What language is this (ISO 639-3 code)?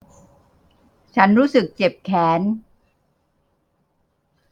tha